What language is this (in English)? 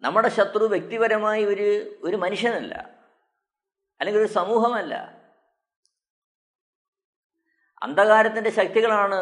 Malayalam